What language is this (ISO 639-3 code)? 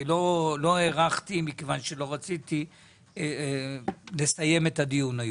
heb